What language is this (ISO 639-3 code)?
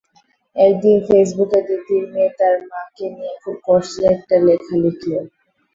ben